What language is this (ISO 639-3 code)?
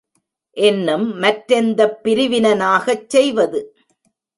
tam